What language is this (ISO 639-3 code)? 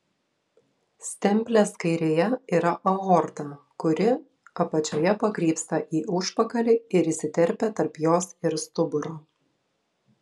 lit